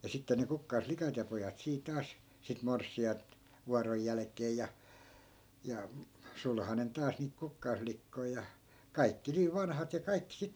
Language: Finnish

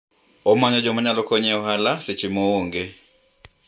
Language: Luo (Kenya and Tanzania)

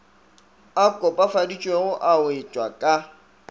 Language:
Northern Sotho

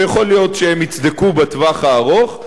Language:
Hebrew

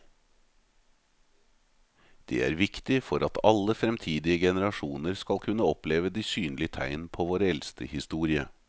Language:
Norwegian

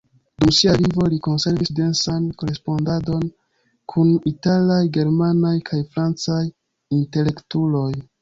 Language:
Esperanto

